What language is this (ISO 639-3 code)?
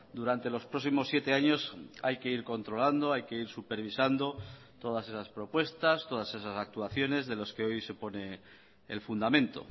spa